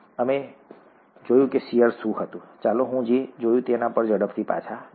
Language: Gujarati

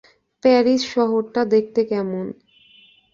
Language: Bangla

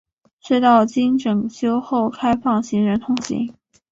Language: Chinese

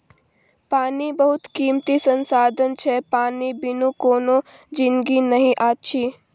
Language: Maithili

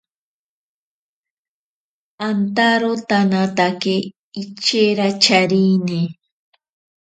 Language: Ashéninka Perené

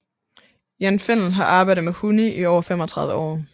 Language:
Danish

